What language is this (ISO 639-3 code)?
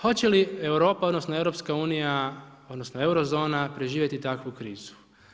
hrv